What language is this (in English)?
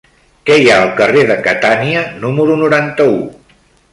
Catalan